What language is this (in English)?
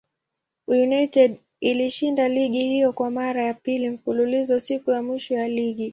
Swahili